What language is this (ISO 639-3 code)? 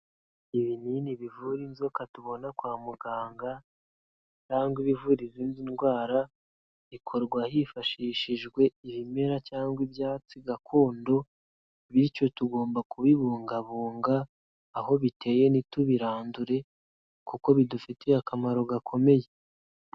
kin